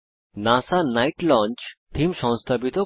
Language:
Bangla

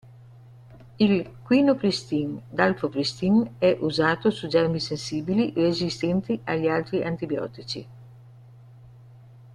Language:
Italian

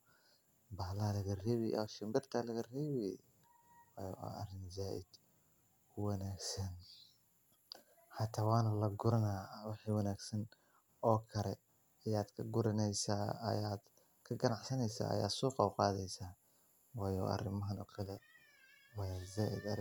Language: Somali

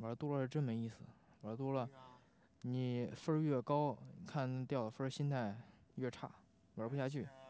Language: Chinese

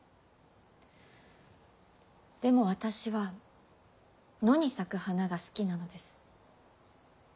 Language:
Japanese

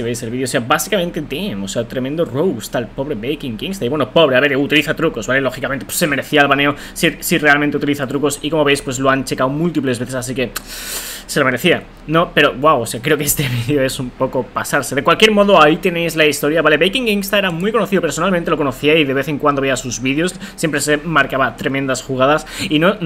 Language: Spanish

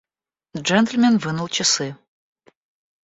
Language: Russian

